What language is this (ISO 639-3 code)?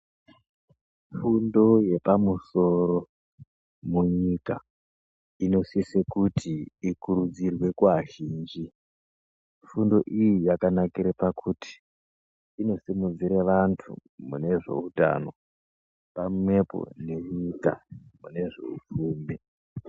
ndc